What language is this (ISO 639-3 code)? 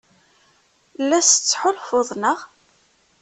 kab